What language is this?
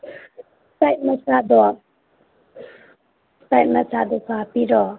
Manipuri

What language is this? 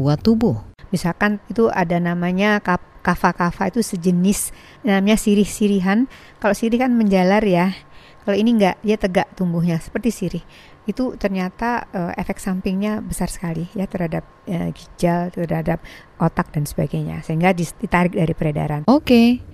Indonesian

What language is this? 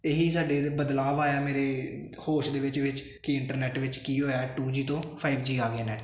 Punjabi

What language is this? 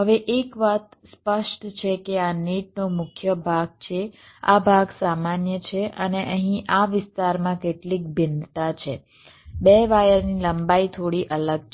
Gujarati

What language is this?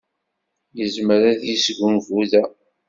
Kabyle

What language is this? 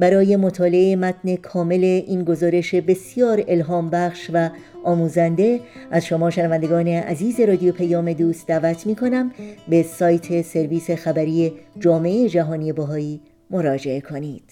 Persian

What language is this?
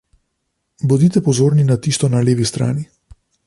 Slovenian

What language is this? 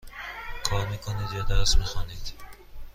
Persian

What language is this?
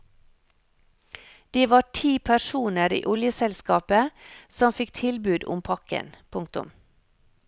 Norwegian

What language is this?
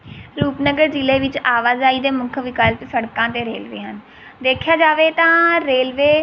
Punjabi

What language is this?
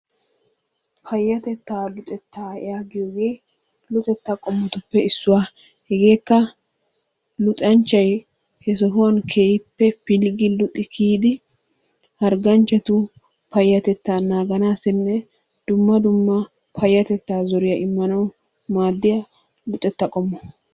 Wolaytta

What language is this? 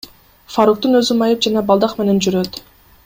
Kyrgyz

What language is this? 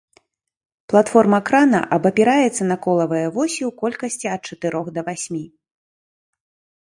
Belarusian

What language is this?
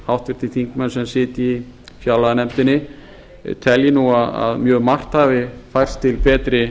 Icelandic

